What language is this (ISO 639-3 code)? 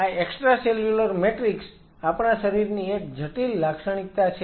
guj